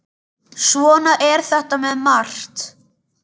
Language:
Icelandic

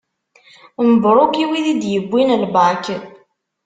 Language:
Kabyle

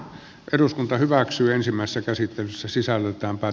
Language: Finnish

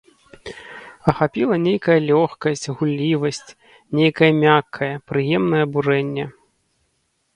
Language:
Belarusian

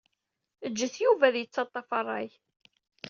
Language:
Kabyle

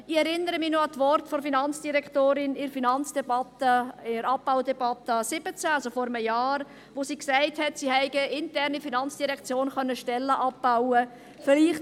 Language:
Swiss German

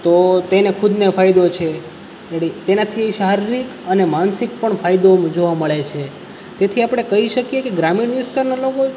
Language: Gujarati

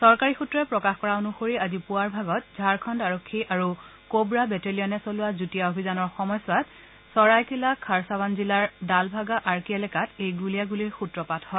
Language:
Assamese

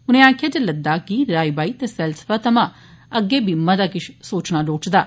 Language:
Dogri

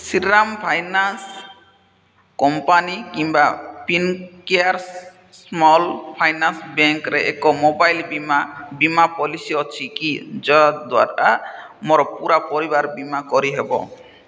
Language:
Odia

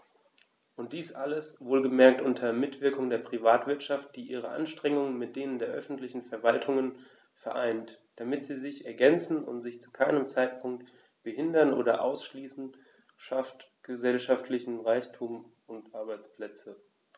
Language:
German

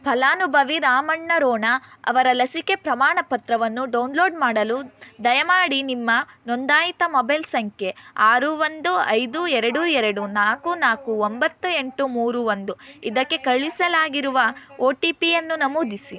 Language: Kannada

